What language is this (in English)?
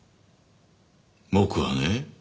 Japanese